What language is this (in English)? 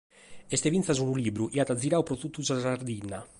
Sardinian